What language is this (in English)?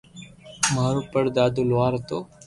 Loarki